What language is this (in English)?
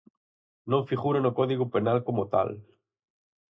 Galician